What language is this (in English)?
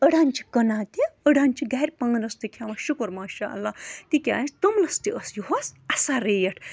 Kashmiri